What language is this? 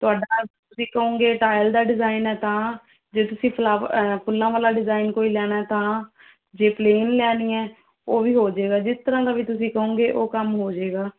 Punjabi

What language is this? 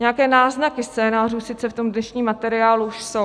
Czech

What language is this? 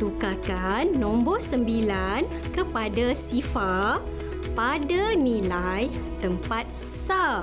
Malay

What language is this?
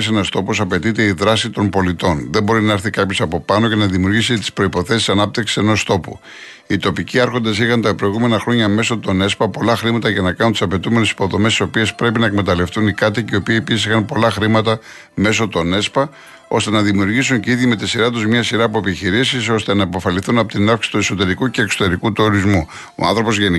Greek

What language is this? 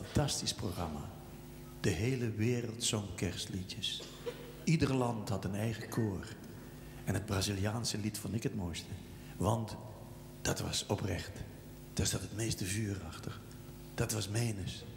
Dutch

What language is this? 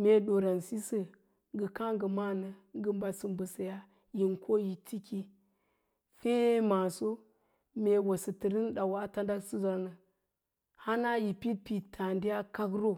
Lala-Roba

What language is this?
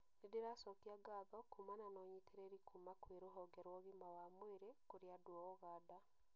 Kikuyu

